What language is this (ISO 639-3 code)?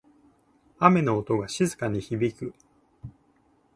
jpn